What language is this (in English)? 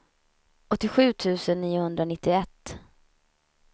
Swedish